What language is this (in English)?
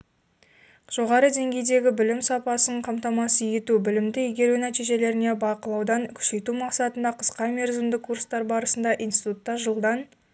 Kazakh